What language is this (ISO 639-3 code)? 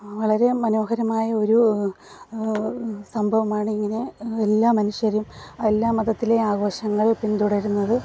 mal